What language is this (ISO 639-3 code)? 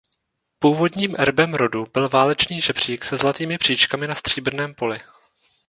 ces